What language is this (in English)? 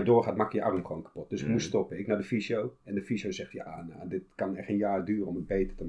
Dutch